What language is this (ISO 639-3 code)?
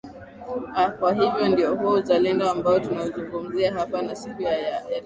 swa